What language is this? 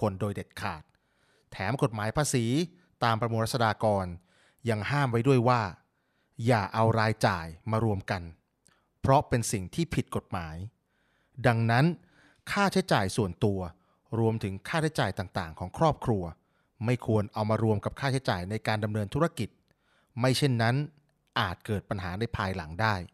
Thai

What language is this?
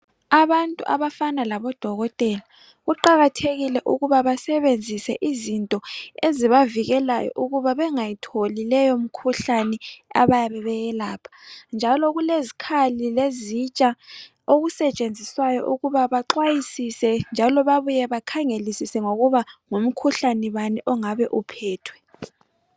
North Ndebele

